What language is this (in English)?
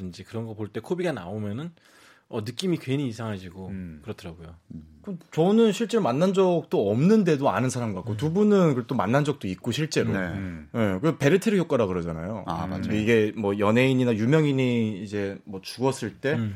Korean